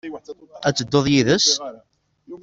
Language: Kabyle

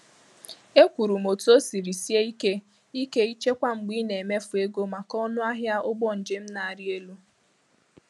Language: Igbo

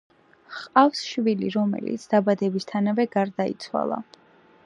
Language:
Georgian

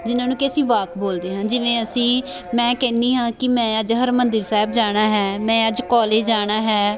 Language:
Punjabi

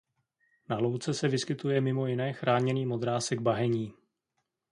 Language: Czech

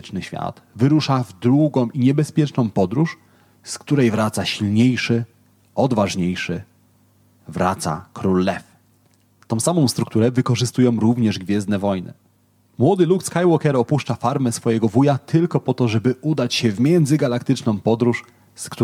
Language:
Polish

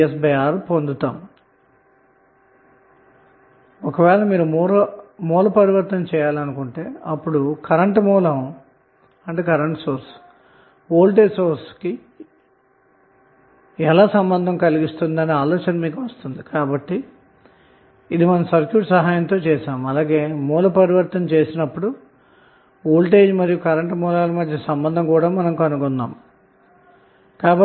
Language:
Telugu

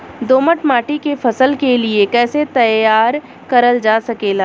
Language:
Bhojpuri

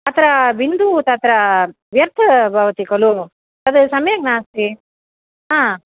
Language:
Sanskrit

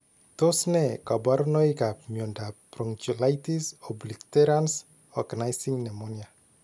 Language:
Kalenjin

